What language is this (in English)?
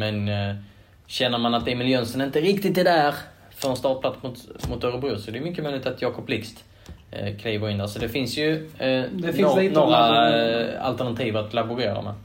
Swedish